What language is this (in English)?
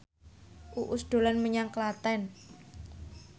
Javanese